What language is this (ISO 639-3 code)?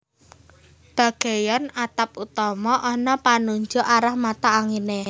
jav